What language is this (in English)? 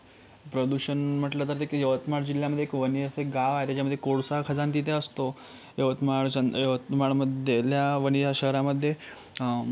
Marathi